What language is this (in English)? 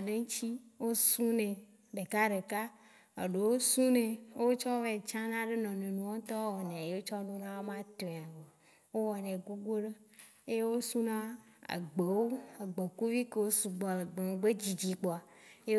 Waci Gbe